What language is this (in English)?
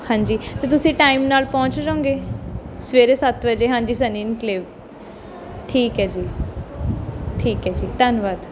Punjabi